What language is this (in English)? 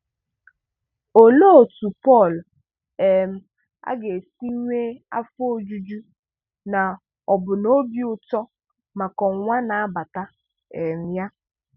Igbo